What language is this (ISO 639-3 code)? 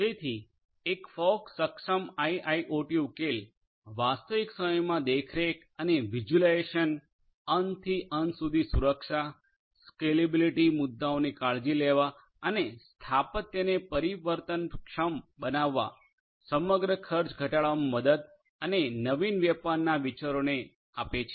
guj